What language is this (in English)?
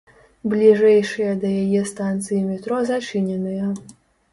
Belarusian